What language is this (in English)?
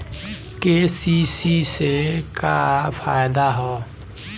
Bhojpuri